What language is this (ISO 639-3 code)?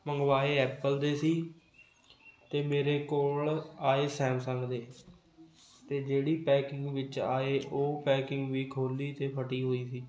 pan